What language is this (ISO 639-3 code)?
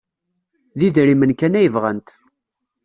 kab